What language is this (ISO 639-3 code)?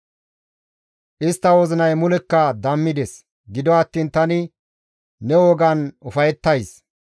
gmv